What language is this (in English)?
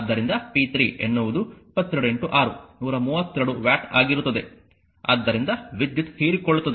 Kannada